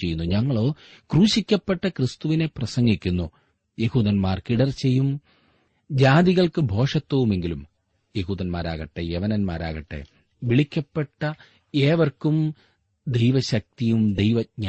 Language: Malayalam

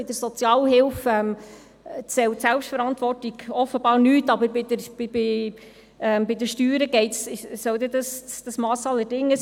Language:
Swiss German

